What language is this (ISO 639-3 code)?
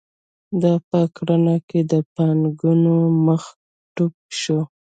pus